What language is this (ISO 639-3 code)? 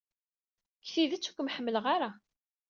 kab